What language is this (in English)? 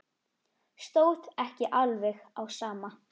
Icelandic